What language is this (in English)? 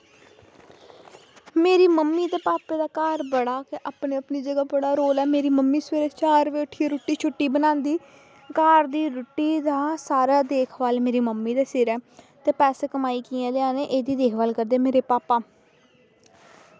Dogri